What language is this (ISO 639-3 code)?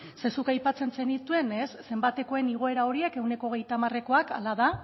eus